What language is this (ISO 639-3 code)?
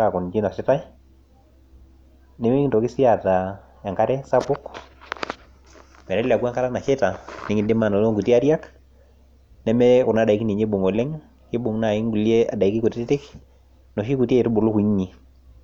mas